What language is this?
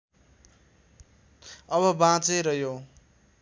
Nepali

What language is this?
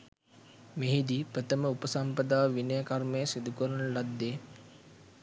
Sinhala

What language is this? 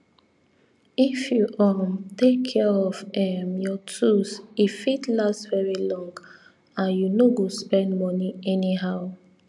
Nigerian Pidgin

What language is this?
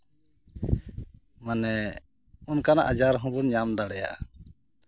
Santali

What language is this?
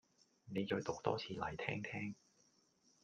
Cantonese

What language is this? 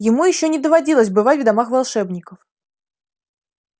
Russian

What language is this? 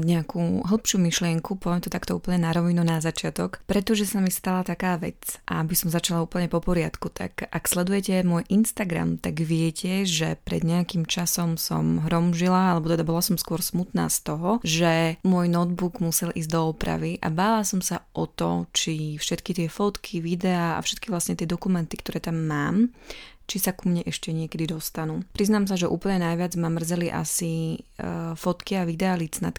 Slovak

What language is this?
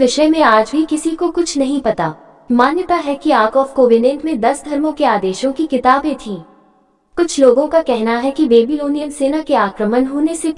Hindi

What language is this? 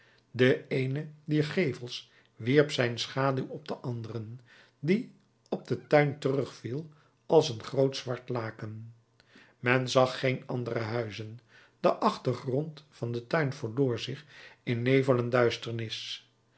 Dutch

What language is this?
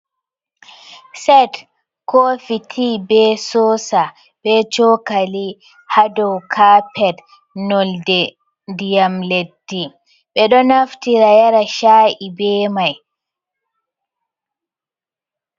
Fula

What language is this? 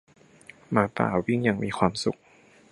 Thai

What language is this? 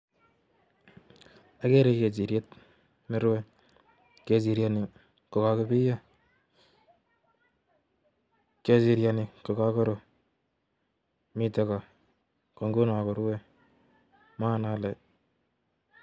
Kalenjin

